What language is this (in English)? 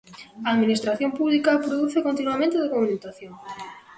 Galician